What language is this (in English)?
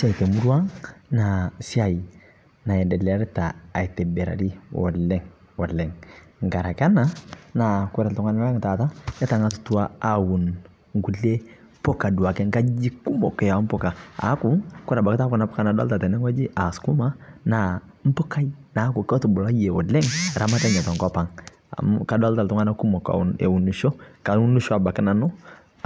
Masai